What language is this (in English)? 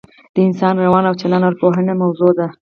Pashto